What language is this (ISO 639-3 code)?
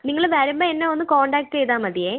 mal